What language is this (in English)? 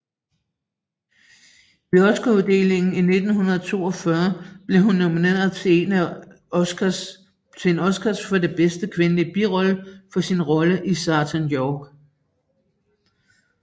Danish